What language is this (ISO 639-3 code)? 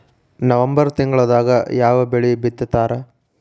kan